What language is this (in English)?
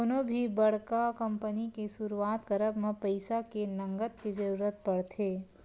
Chhattisgarhi